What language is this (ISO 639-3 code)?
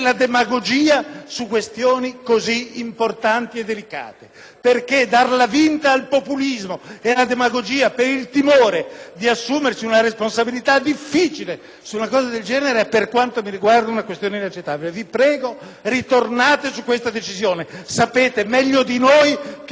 ita